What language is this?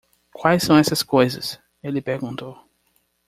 Portuguese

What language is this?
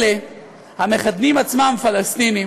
Hebrew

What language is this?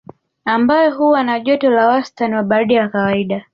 Swahili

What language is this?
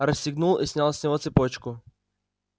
Russian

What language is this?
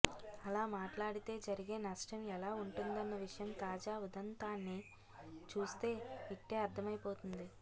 Telugu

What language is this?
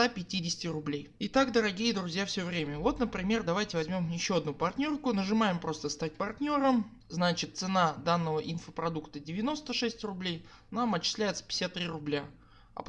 Russian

